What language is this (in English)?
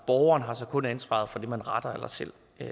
Danish